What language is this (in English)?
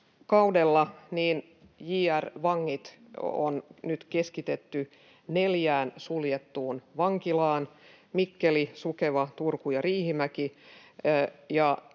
Finnish